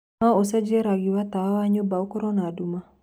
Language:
Kikuyu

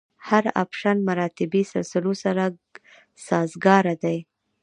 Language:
Pashto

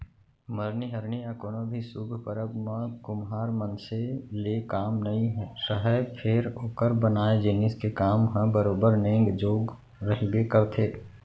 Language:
Chhattisgarhi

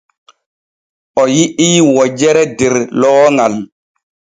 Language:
Borgu Fulfulde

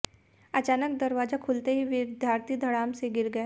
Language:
Hindi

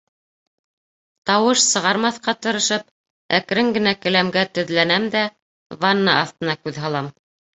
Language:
Bashkir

